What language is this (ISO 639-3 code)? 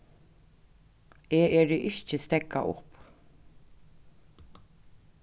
fao